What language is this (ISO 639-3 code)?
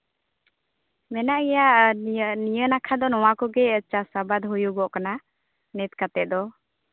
sat